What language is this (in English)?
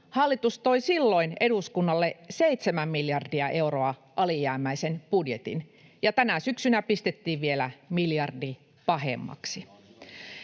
Finnish